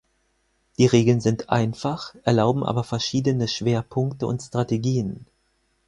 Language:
German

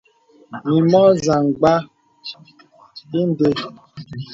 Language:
Bebele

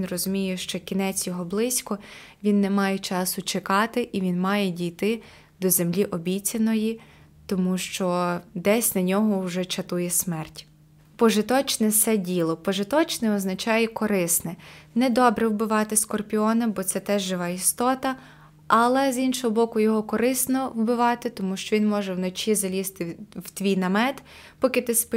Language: Ukrainian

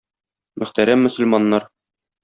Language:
Tatar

